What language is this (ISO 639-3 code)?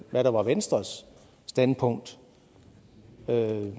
dan